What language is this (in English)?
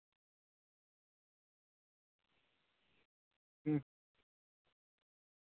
Santali